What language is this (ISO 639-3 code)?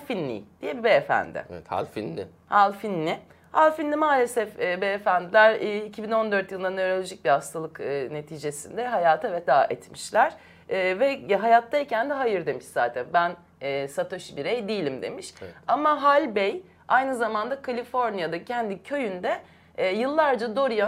tur